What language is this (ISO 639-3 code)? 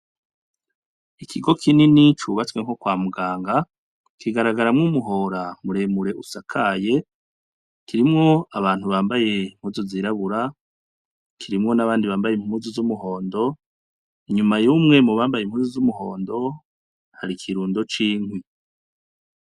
run